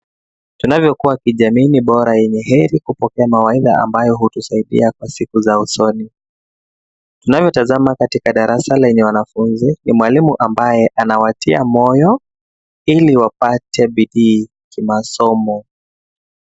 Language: Swahili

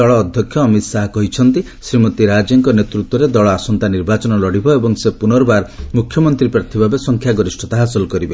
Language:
Odia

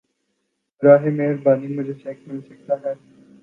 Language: Urdu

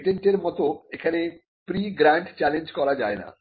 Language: Bangla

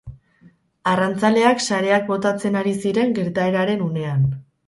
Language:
Basque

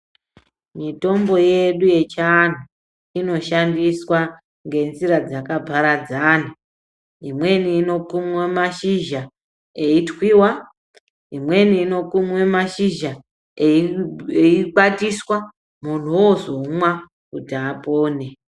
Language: Ndau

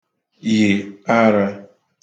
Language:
Igbo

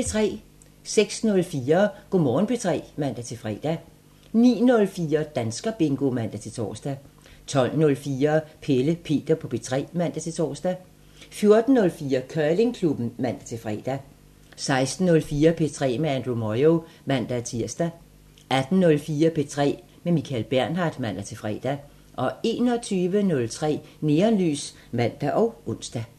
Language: Danish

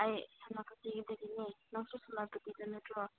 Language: Manipuri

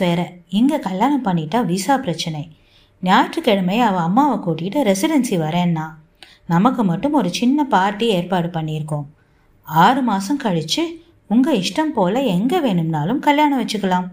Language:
Tamil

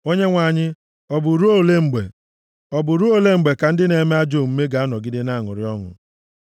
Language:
Igbo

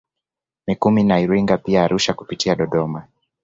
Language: Swahili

